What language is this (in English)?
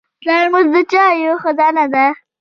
Pashto